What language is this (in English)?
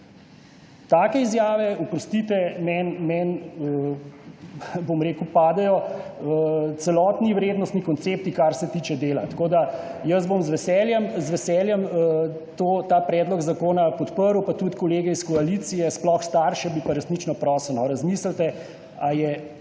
Slovenian